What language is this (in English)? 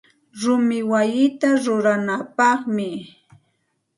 Santa Ana de Tusi Pasco Quechua